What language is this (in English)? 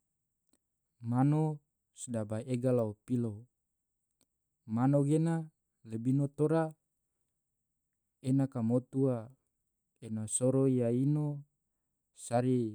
Tidore